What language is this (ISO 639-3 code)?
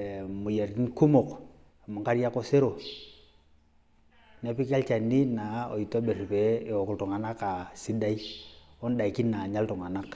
mas